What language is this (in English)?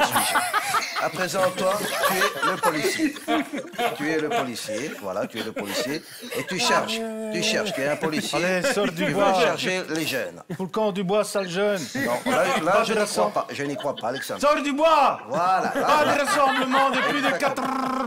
French